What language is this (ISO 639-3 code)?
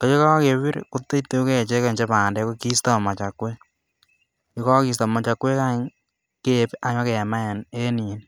kln